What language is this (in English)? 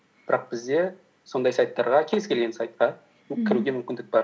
Kazakh